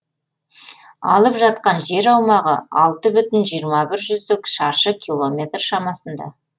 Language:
Kazakh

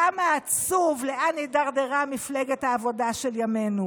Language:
Hebrew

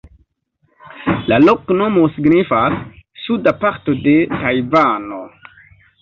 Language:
Esperanto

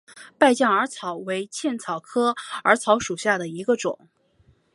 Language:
Chinese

